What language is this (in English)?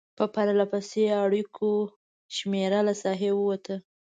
Pashto